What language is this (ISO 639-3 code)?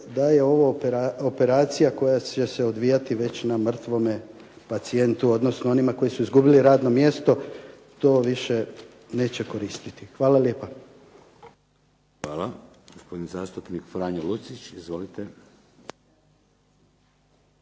hrv